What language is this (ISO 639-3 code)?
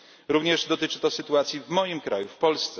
pol